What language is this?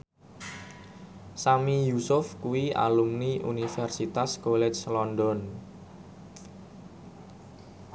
Javanese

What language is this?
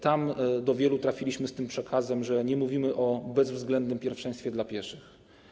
Polish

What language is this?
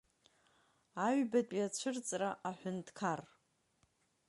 Abkhazian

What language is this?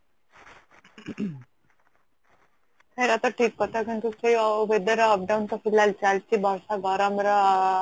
Odia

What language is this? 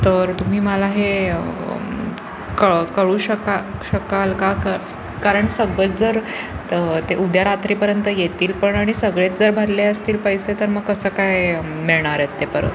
Marathi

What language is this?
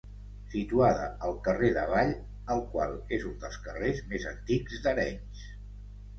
Catalan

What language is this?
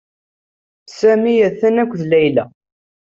Kabyle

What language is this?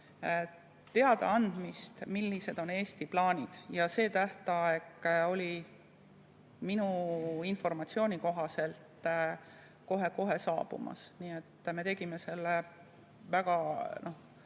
Estonian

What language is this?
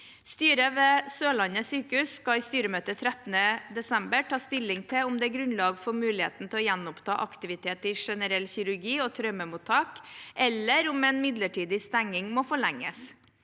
Norwegian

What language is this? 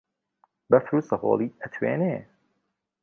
Central Kurdish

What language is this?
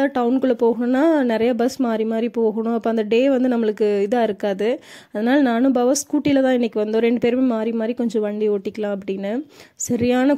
Romanian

